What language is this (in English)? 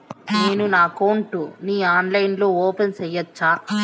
Telugu